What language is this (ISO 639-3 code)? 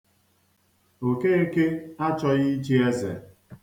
ibo